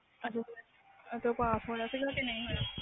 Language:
Punjabi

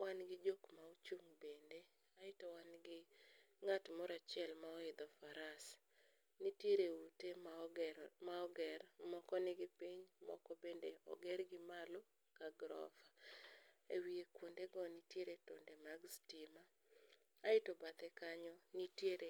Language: Luo (Kenya and Tanzania)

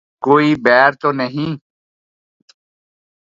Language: Urdu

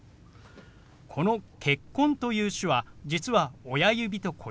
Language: Japanese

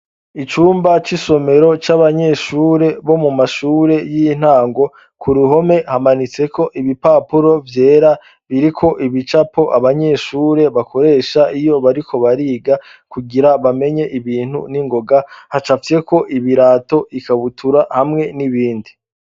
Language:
Rundi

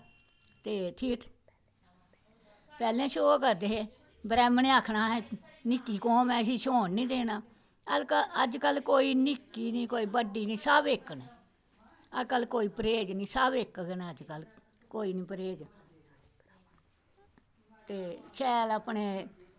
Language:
Dogri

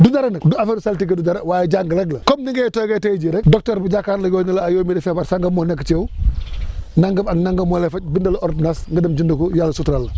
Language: Wolof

